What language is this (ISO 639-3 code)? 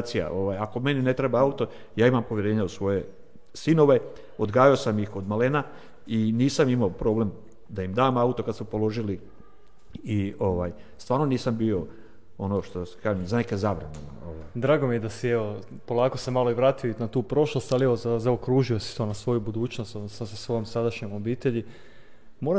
hrv